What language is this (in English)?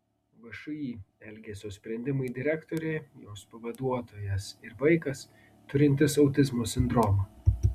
Lithuanian